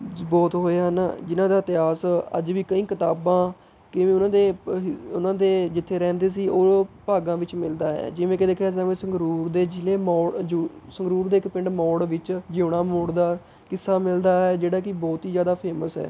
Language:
Punjabi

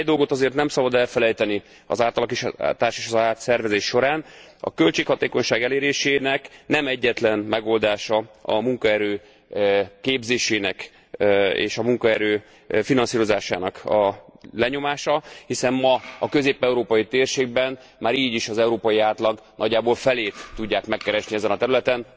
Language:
Hungarian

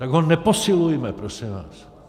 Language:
Czech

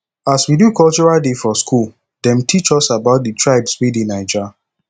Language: Nigerian Pidgin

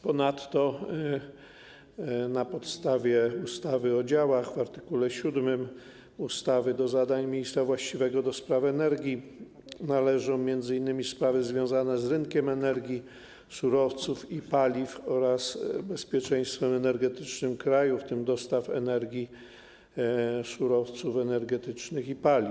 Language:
Polish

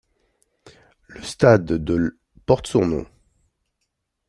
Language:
French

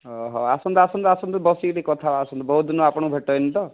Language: Odia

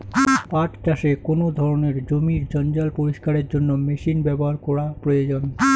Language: Bangla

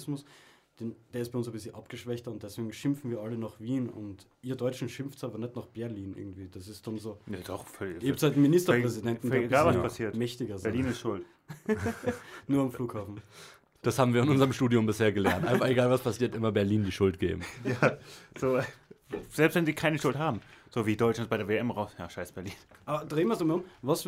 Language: German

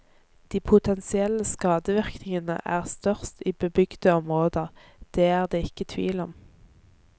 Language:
Norwegian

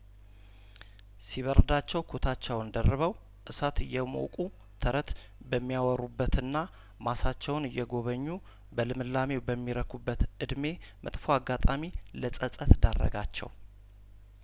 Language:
Amharic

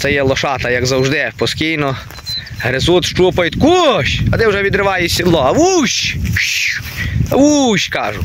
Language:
Ukrainian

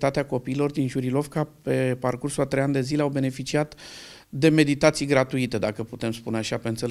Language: Romanian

